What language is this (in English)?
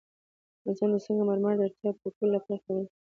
Pashto